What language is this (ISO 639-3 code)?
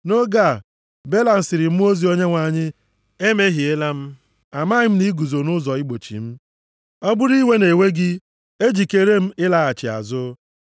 ibo